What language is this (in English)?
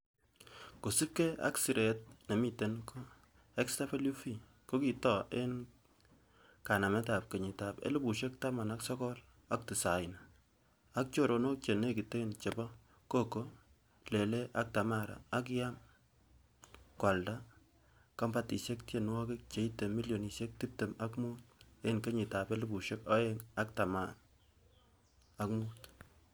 Kalenjin